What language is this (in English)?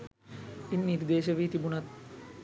Sinhala